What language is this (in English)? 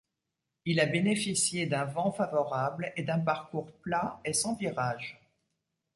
French